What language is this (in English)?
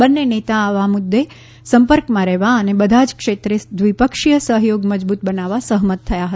Gujarati